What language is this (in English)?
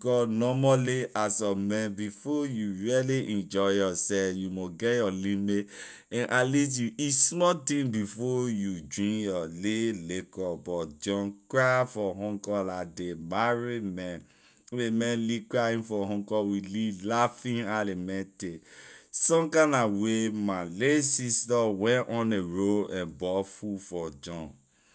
Liberian English